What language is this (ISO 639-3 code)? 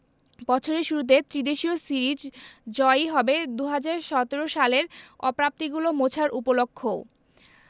ben